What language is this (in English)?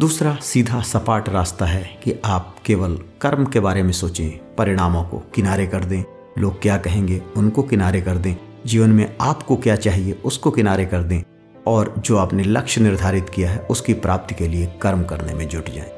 Hindi